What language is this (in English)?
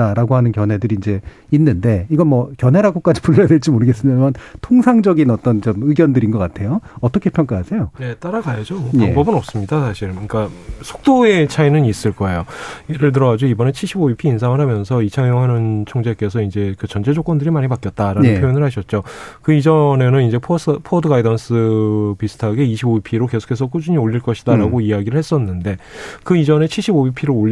Korean